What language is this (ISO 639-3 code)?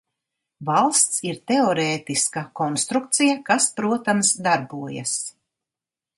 lav